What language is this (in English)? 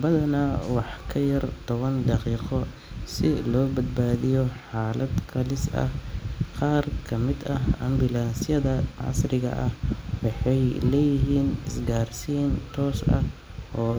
Somali